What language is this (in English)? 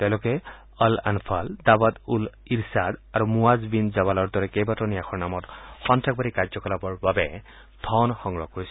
Assamese